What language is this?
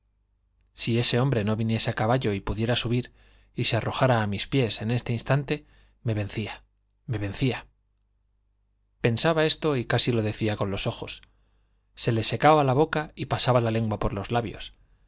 Spanish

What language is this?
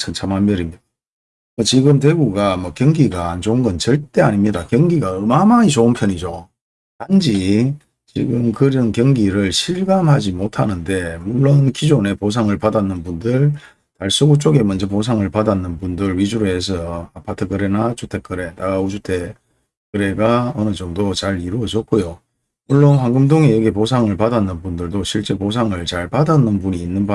Korean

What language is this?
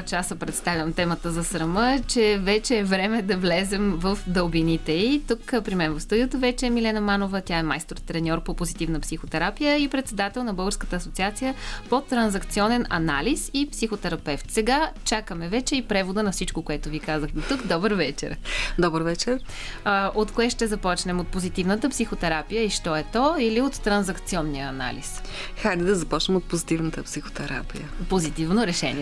Bulgarian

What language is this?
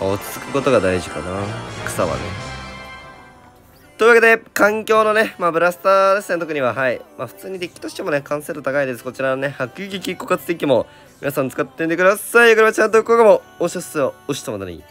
Japanese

